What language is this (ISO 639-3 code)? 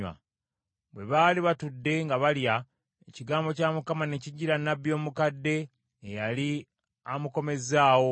lug